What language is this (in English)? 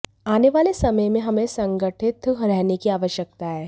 Hindi